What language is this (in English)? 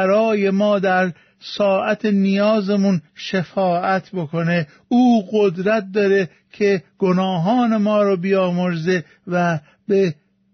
Persian